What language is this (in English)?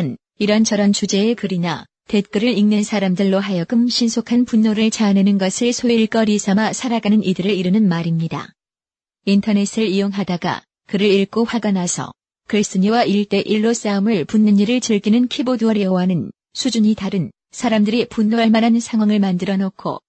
Korean